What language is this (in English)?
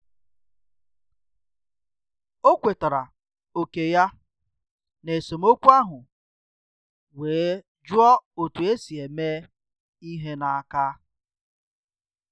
Igbo